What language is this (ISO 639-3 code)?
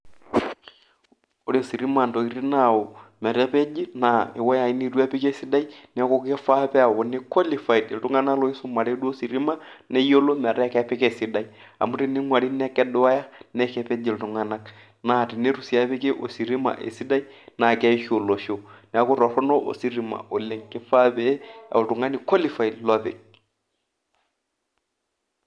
mas